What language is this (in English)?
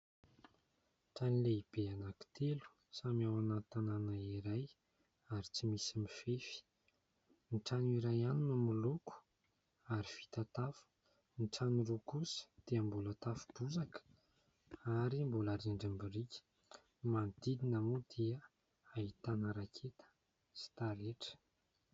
Malagasy